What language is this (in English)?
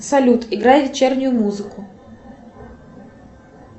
Russian